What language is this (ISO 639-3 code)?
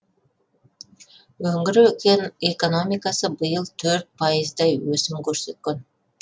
kaz